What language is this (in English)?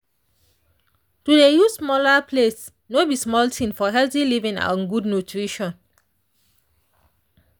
Nigerian Pidgin